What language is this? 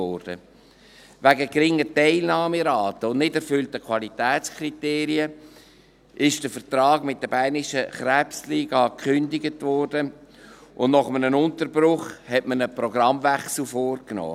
Swiss German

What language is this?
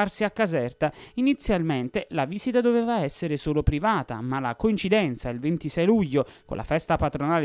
Italian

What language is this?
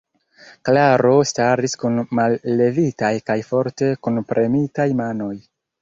Esperanto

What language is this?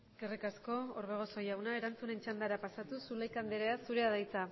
Basque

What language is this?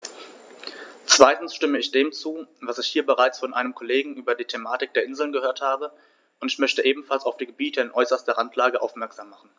German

